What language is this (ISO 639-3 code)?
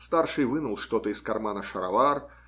rus